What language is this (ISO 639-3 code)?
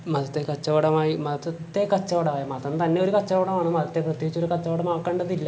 mal